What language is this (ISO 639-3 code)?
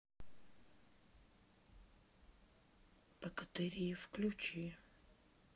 rus